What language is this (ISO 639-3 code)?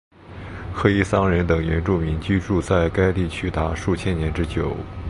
zho